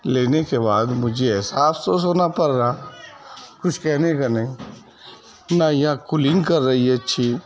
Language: Urdu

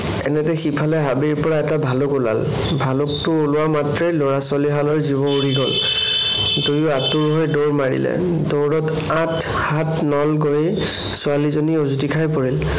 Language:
Assamese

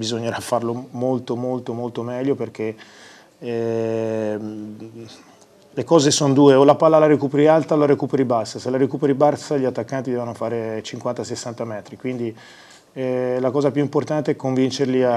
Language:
Italian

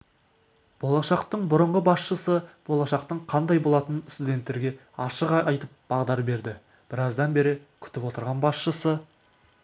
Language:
Kazakh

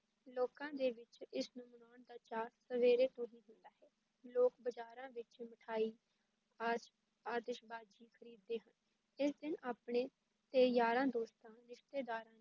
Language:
Punjabi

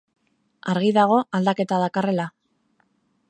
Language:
Basque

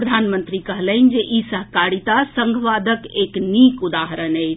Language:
Maithili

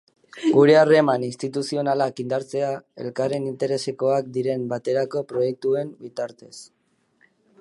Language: Basque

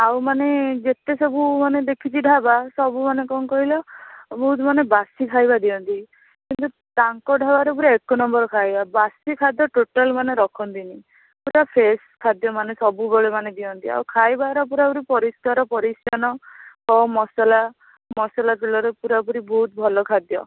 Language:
Odia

